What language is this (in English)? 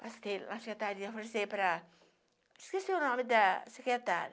Portuguese